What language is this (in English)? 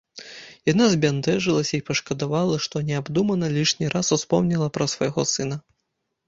Belarusian